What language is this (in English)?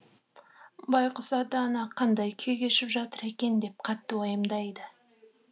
Kazakh